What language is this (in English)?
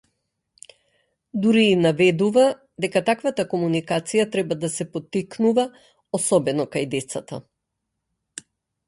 Macedonian